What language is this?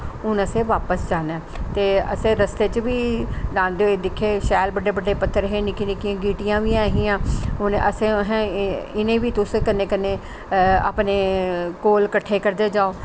Dogri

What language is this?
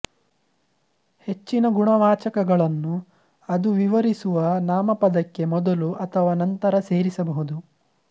Kannada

